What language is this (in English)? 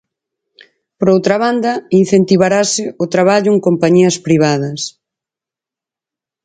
Galician